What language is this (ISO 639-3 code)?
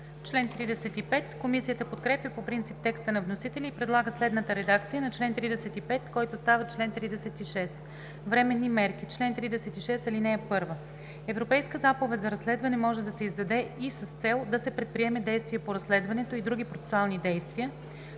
bul